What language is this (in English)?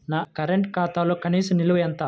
Telugu